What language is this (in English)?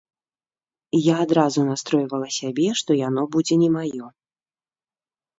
Belarusian